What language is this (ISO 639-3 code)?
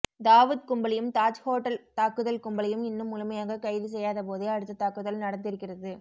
tam